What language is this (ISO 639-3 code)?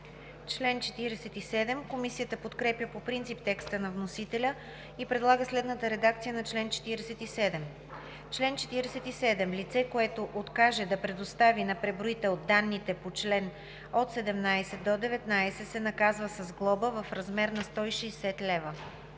bul